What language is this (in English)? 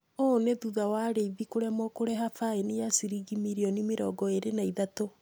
Kikuyu